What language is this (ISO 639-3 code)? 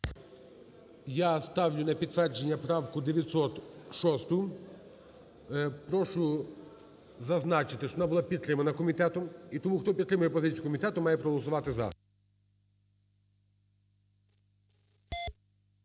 ukr